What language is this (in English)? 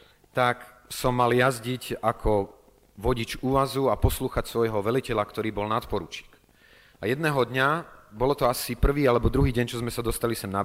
Slovak